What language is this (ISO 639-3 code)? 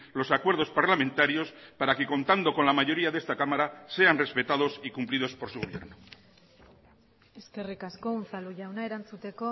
spa